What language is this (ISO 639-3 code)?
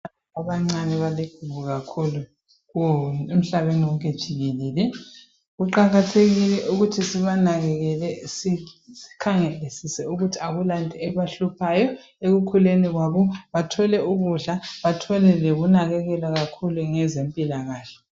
nde